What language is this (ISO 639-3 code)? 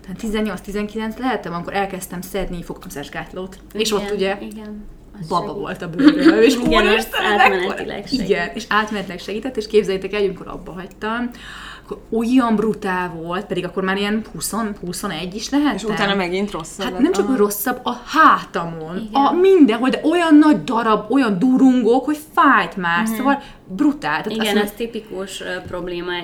hun